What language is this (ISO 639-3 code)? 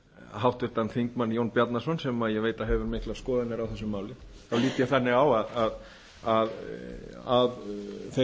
isl